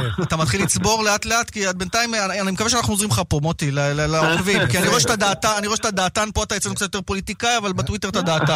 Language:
Hebrew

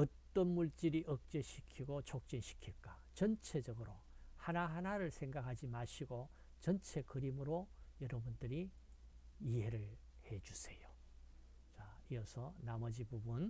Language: Korean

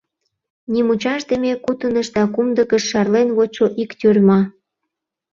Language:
Mari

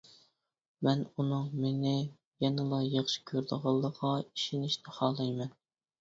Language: Uyghur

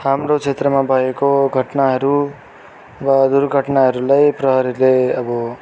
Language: Nepali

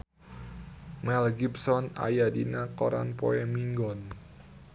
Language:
Sundanese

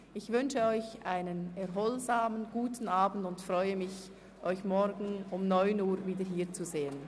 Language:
Swiss German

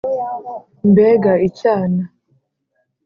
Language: Kinyarwanda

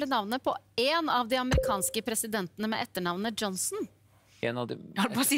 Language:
Norwegian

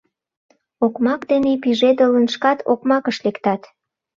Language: Mari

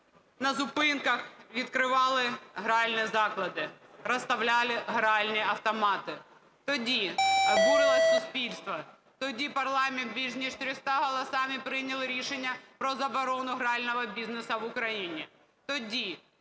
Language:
Ukrainian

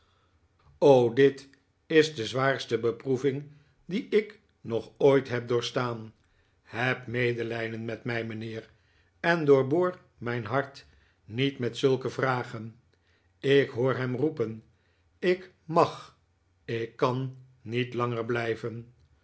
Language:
Dutch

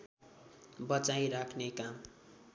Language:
Nepali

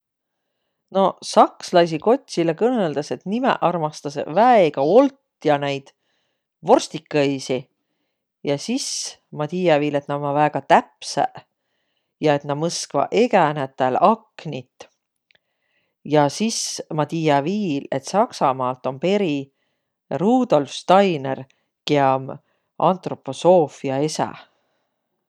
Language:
Võro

